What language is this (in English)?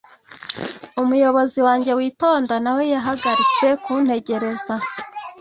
Kinyarwanda